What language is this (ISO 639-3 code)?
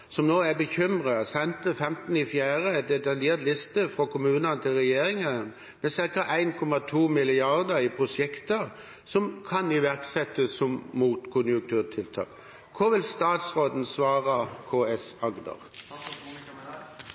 nob